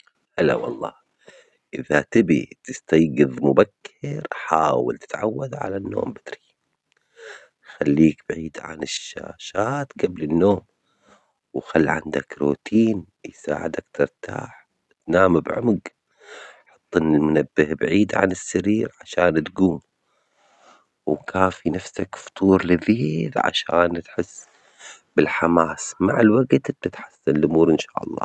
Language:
Omani Arabic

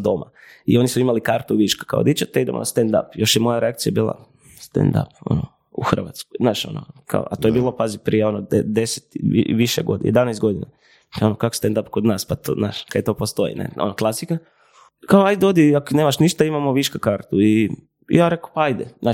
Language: Croatian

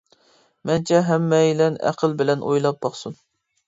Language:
Uyghur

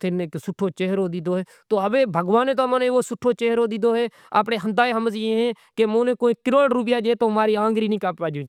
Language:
Kachi Koli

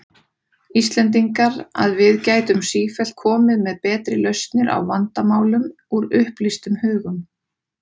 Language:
Icelandic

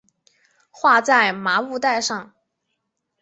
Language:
Chinese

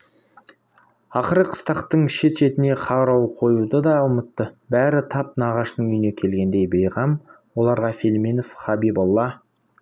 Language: Kazakh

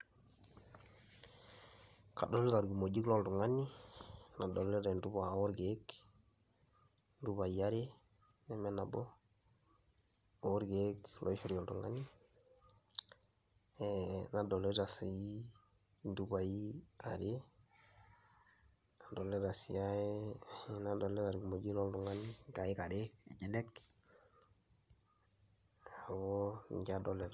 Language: Masai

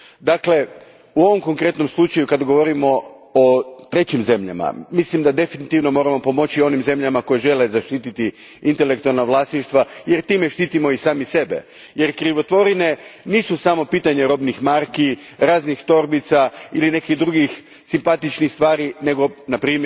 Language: Croatian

